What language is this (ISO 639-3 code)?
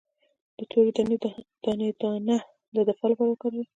pus